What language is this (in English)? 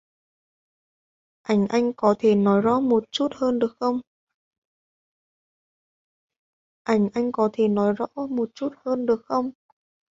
Vietnamese